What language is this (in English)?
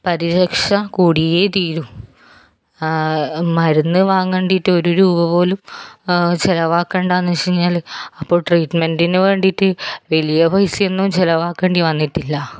Malayalam